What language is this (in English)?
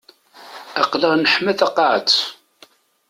Kabyle